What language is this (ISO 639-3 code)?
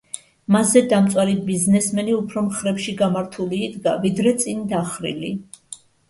kat